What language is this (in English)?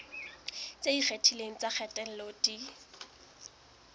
Southern Sotho